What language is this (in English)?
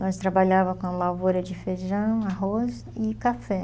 Portuguese